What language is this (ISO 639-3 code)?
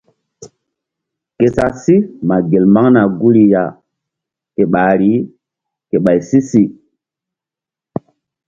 mdd